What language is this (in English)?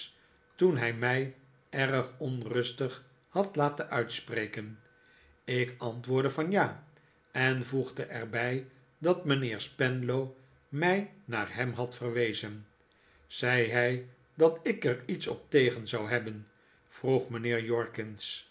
Dutch